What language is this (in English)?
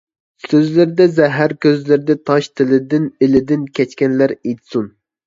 Uyghur